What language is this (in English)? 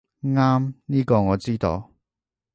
Cantonese